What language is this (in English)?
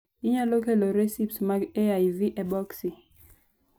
Luo (Kenya and Tanzania)